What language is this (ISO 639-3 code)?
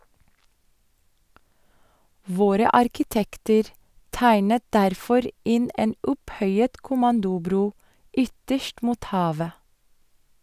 nor